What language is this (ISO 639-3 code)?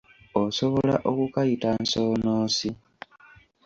lug